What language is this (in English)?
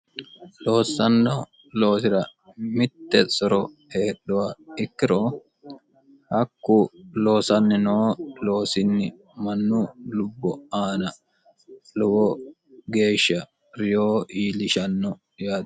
Sidamo